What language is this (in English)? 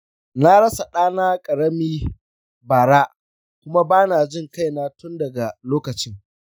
Hausa